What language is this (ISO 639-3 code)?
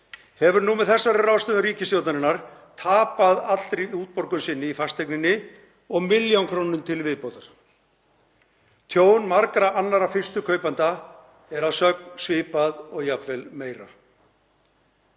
isl